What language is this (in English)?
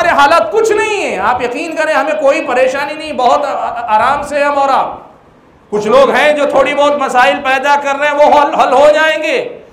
Hindi